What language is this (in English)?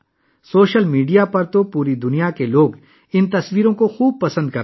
Urdu